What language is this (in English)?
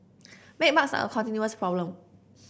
English